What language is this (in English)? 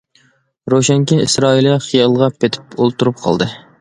Uyghur